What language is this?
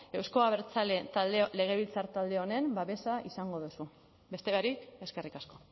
Basque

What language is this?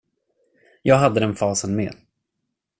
Swedish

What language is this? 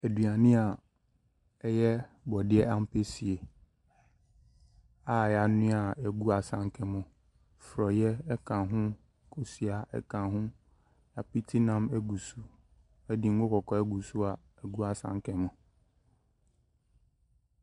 Akan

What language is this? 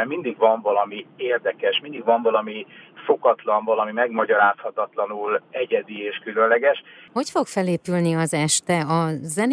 Hungarian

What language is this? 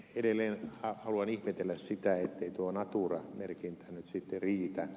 Finnish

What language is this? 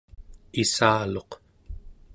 Central Yupik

